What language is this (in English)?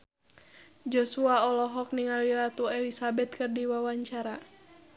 Sundanese